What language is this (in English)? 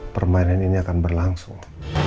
Indonesian